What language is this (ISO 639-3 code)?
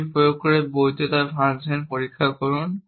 ben